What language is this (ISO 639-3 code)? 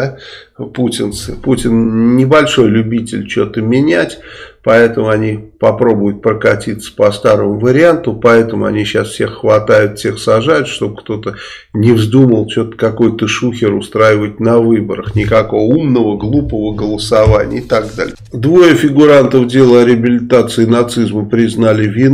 rus